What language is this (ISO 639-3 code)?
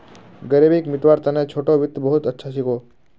mag